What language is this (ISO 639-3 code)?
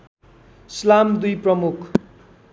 nep